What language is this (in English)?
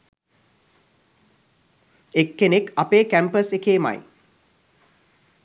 Sinhala